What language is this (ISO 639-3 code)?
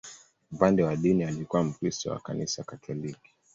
swa